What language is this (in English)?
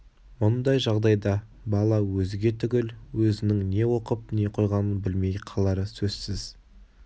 Kazakh